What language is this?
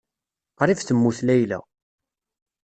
Kabyle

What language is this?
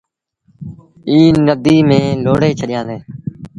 Sindhi Bhil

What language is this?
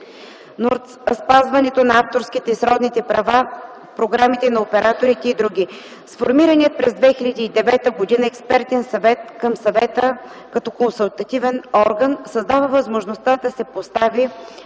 Bulgarian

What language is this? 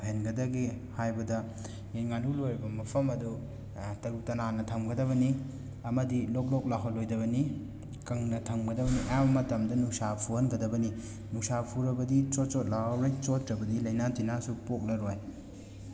Manipuri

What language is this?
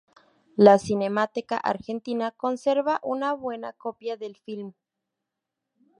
Spanish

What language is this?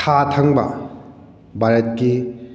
Manipuri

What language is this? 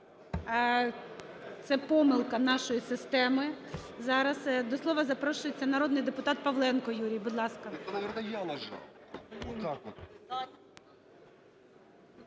Ukrainian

